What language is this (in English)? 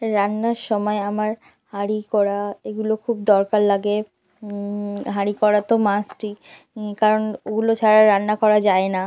Bangla